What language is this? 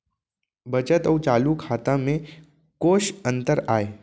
Chhattisgarhi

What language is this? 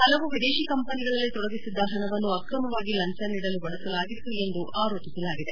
Kannada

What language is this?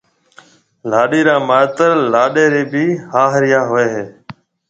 Marwari (Pakistan)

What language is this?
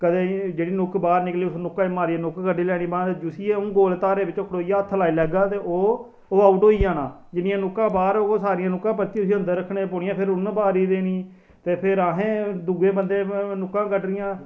Dogri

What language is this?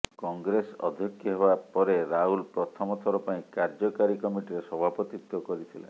Odia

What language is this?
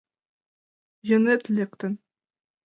Mari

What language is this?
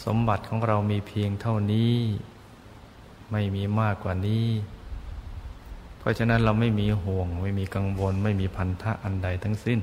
Thai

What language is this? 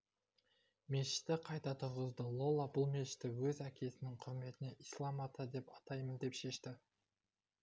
Kazakh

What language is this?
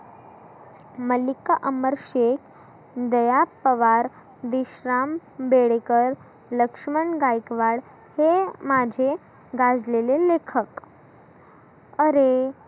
Marathi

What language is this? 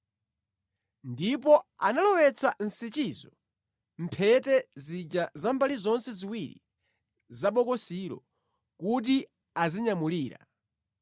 Nyanja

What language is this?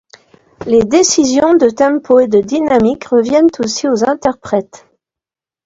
French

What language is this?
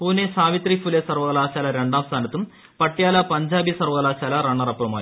Malayalam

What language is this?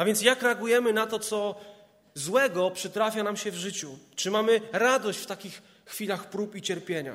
Polish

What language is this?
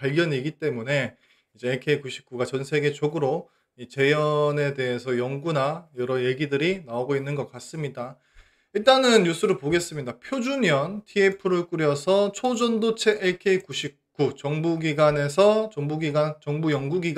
Korean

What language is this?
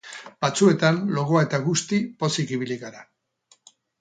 Basque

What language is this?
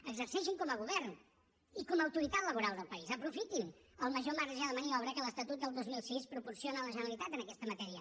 Catalan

